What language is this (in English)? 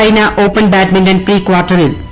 Malayalam